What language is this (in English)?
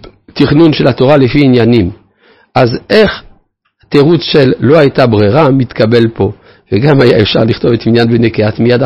Hebrew